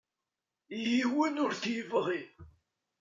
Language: Kabyle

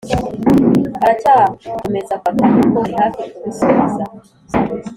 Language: Kinyarwanda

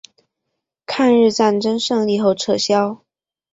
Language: Chinese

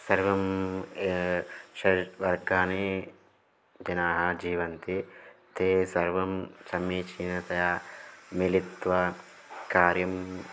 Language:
Sanskrit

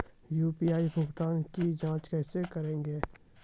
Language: Maithili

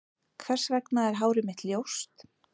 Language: Icelandic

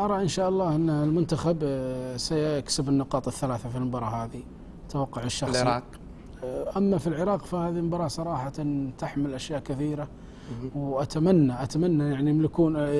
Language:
Arabic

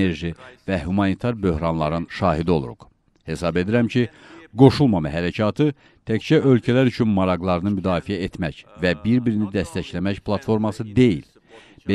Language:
Turkish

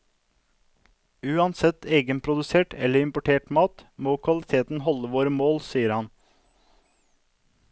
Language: Norwegian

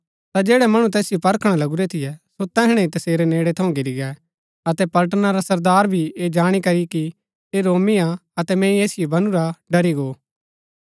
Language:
Gaddi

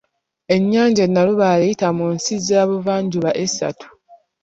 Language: Ganda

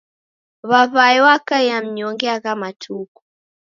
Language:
Taita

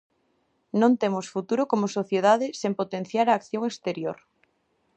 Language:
Galician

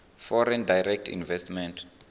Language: Venda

